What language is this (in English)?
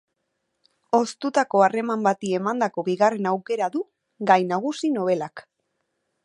Basque